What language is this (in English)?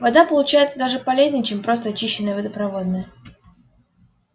Russian